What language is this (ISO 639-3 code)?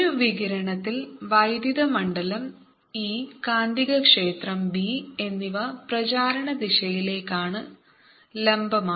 mal